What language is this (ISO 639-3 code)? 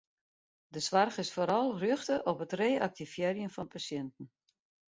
fry